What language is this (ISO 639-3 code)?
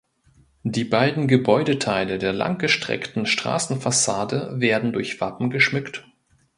deu